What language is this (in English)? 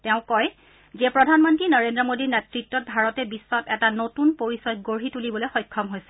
Assamese